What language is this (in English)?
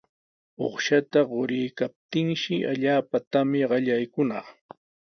Sihuas Ancash Quechua